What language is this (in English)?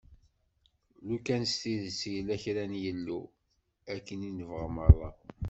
Kabyle